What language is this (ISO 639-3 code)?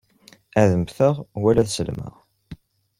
kab